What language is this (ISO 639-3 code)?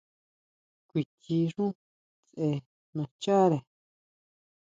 mau